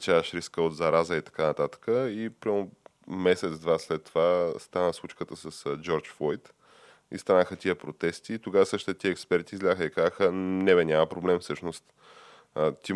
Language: Bulgarian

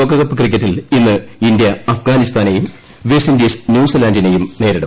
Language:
Malayalam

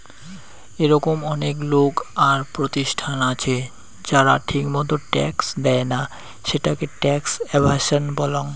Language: Bangla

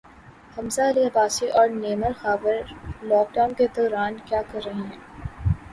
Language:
Urdu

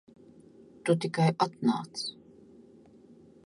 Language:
Latvian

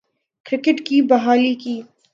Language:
Urdu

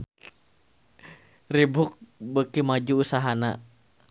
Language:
Sundanese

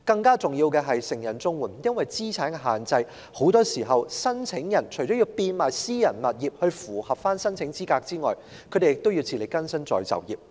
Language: Cantonese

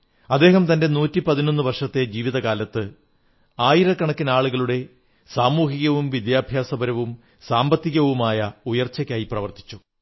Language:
Malayalam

